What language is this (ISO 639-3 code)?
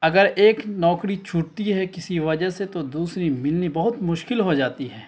urd